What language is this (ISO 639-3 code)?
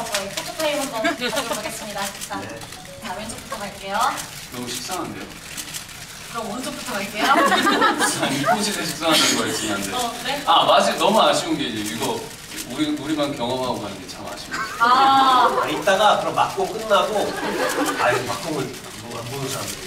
kor